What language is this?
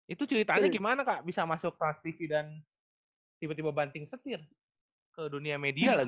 Indonesian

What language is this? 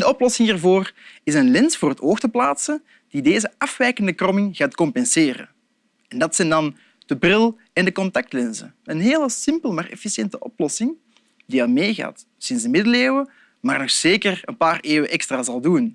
Dutch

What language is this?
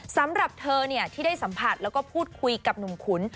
Thai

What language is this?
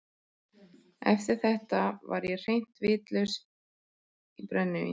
Icelandic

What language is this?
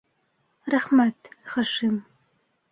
Bashkir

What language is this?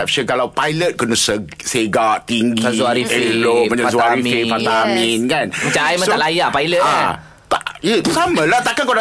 Malay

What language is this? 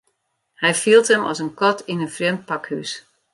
Western Frisian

